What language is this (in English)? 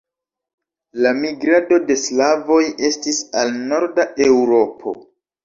Esperanto